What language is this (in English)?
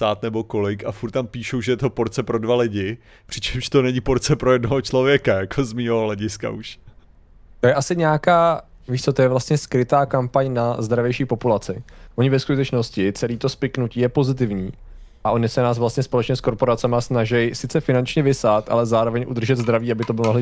Czech